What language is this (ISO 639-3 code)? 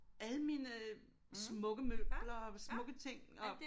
dan